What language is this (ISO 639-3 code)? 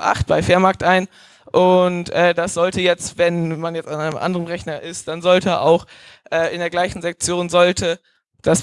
deu